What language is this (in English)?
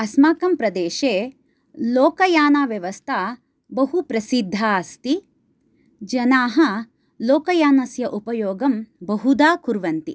Sanskrit